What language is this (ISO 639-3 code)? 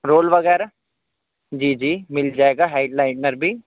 urd